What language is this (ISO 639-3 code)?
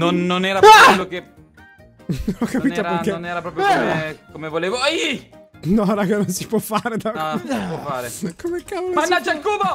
ita